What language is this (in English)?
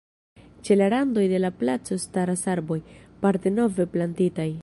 Esperanto